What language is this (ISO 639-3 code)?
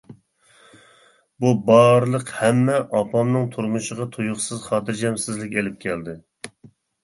uig